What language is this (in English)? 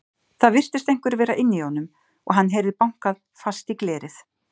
Icelandic